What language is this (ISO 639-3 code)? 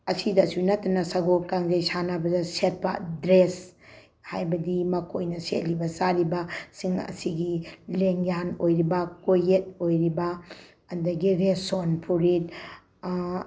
mni